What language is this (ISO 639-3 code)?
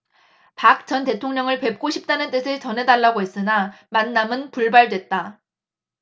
kor